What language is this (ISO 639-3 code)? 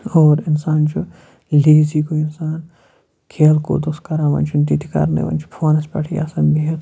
kas